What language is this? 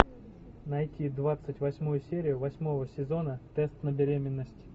Russian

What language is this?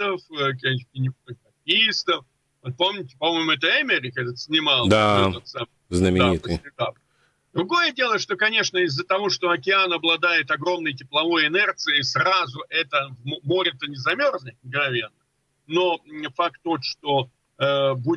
Russian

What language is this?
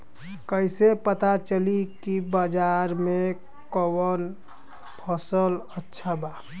Bhojpuri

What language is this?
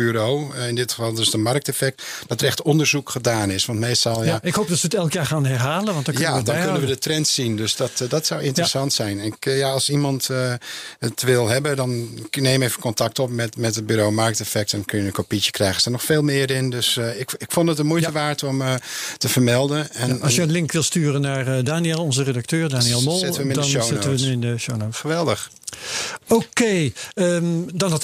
Dutch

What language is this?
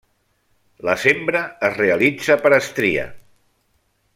Catalan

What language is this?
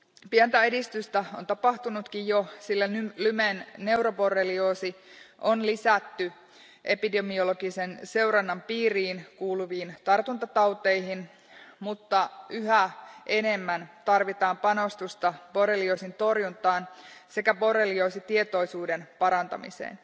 Finnish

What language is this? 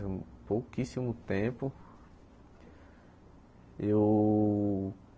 Portuguese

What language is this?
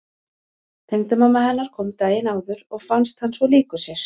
Icelandic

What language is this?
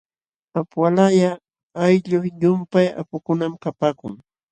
Jauja Wanca Quechua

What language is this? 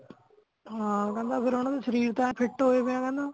Punjabi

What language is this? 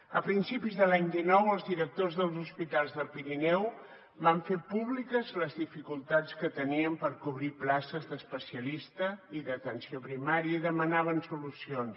Catalan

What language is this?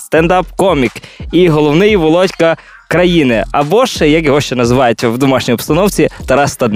Ukrainian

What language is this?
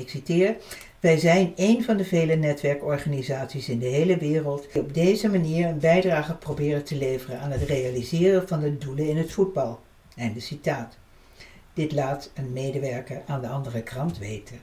Dutch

